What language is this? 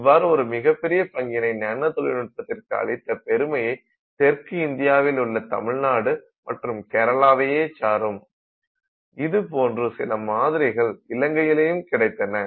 Tamil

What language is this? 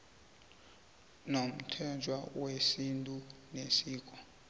South Ndebele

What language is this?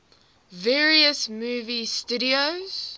English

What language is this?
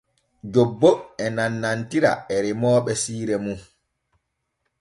Borgu Fulfulde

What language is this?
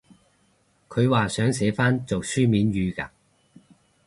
Cantonese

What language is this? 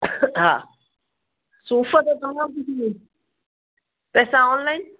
Sindhi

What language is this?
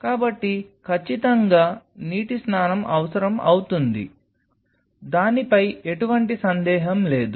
Telugu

